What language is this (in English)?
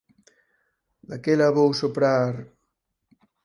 Galician